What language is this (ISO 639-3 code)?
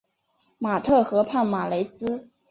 zho